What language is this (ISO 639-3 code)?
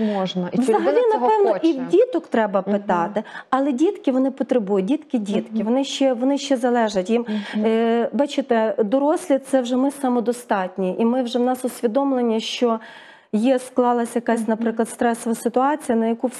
ukr